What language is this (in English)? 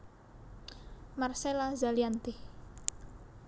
Javanese